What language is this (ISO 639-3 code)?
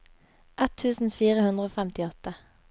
nor